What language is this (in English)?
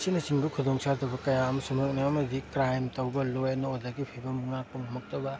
Manipuri